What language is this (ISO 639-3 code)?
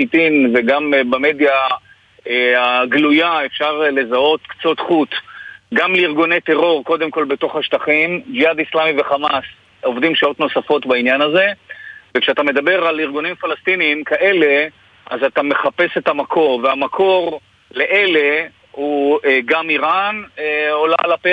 heb